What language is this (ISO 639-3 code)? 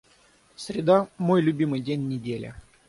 rus